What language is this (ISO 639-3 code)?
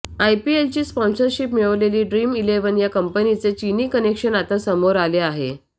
mar